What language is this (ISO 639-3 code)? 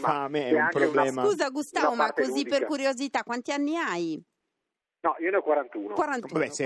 ita